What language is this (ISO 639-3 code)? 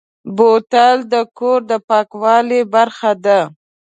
pus